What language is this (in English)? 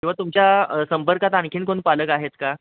Marathi